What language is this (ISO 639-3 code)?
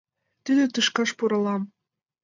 chm